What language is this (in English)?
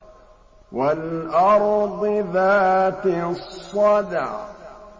Arabic